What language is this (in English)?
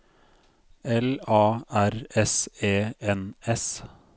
Norwegian